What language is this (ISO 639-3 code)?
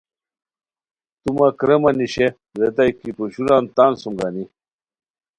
khw